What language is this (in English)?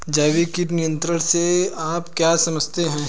Hindi